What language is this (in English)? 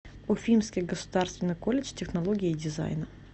Russian